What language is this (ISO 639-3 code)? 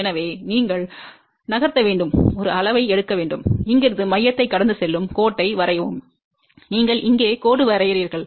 tam